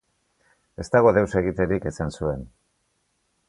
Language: Basque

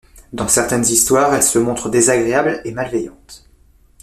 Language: French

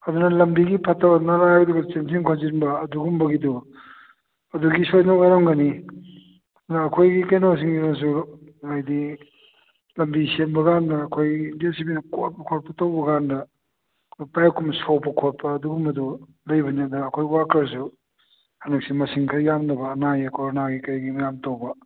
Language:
Manipuri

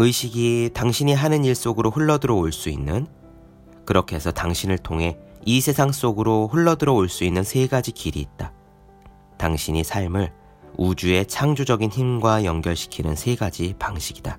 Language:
Korean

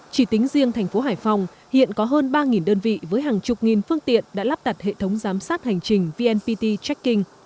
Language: Vietnamese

